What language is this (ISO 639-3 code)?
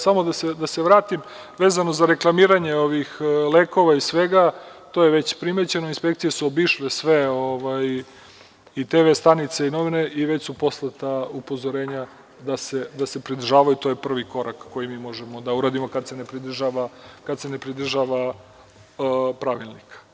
srp